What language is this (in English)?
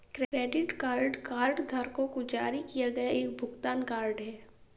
Hindi